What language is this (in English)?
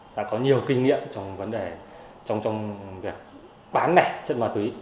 Vietnamese